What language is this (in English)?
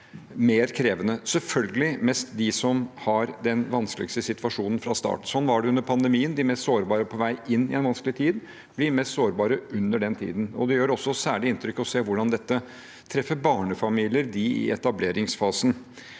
Norwegian